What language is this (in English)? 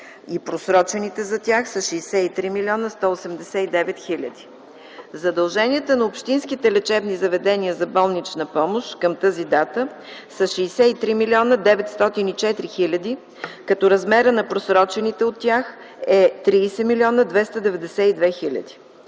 Bulgarian